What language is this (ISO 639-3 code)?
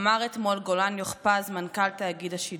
heb